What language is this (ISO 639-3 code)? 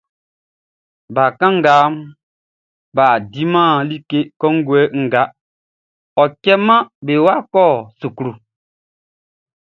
bci